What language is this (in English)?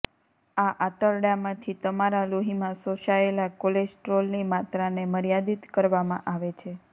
Gujarati